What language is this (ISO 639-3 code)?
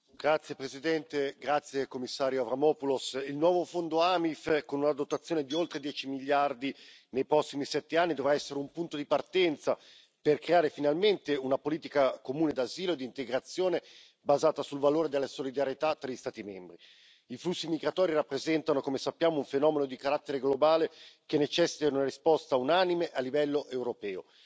ita